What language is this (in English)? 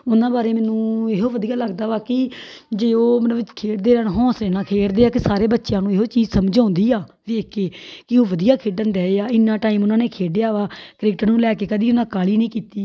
Punjabi